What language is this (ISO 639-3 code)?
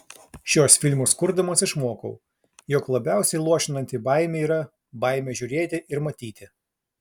lit